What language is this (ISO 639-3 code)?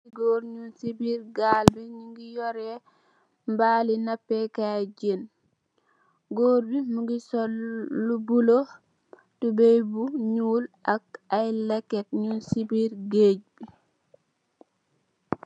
wol